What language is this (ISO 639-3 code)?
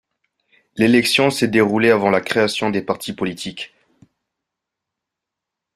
fra